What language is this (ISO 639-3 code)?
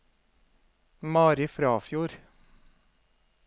nor